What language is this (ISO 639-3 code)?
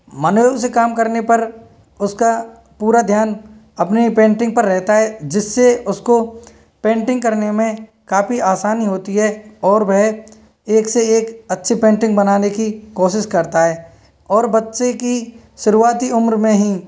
hin